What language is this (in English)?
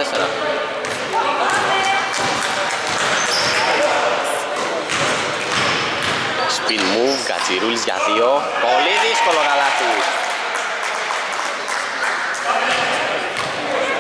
Greek